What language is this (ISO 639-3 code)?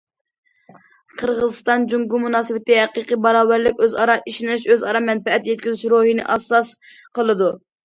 uig